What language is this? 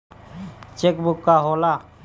Bhojpuri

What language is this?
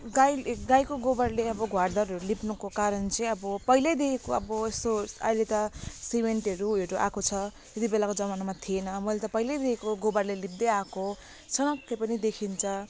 Nepali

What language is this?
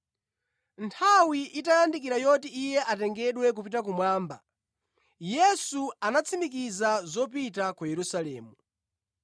Nyanja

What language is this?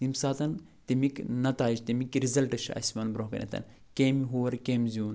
Kashmiri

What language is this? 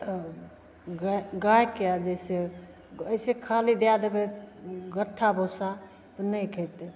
Maithili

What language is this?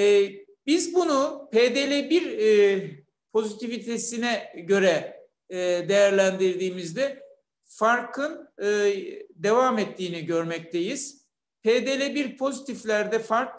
Turkish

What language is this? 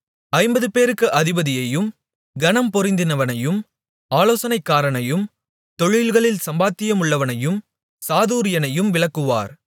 Tamil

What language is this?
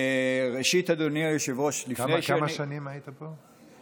Hebrew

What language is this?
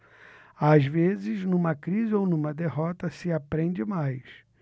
Portuguese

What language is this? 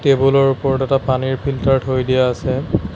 Assamese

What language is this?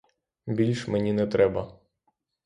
Ukrainian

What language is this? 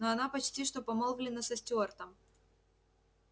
Russian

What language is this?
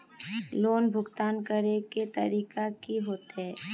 Magahi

